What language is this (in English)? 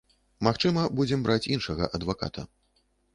Belarusian